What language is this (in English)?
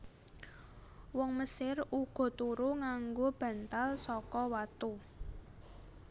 Javanese